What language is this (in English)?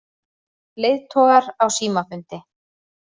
Icelandic